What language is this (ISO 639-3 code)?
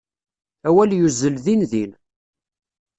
kab